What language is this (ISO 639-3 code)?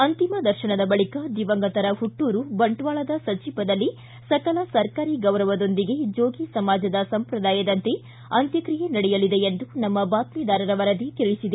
kan